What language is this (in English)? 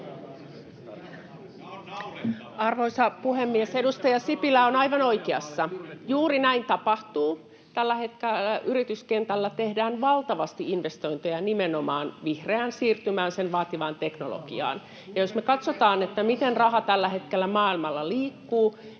Finnish